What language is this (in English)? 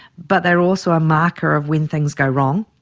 English